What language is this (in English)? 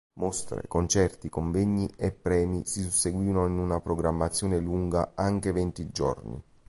Italian